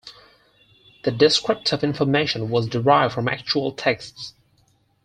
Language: English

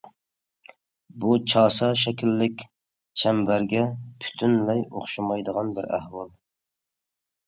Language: Uyghur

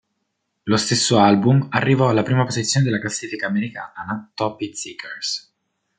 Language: Italian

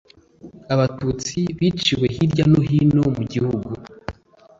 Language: Kinyarwanda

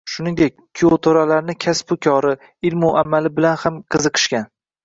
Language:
Uzbek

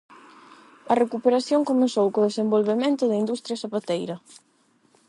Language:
Galician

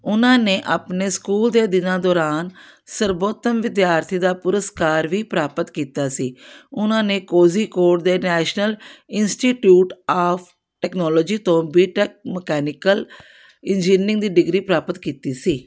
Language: Punjabi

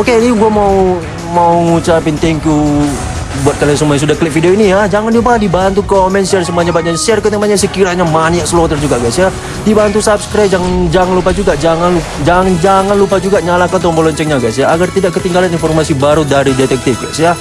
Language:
Indonesian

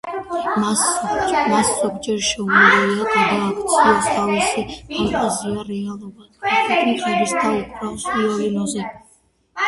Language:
Georgian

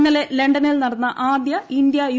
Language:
Malayalam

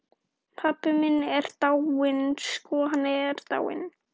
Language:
Icelandic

